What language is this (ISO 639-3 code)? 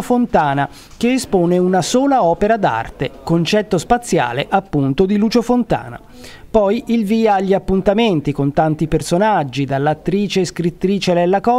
ita